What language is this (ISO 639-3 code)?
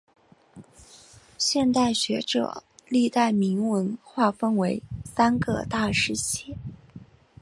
zho